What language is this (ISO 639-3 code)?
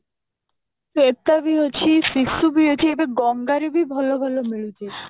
ori